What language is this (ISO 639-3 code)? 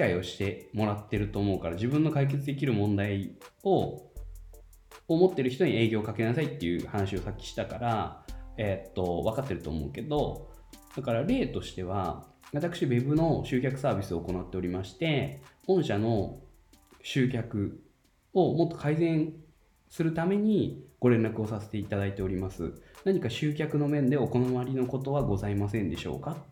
jpn